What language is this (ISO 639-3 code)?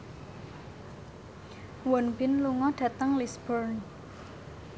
jav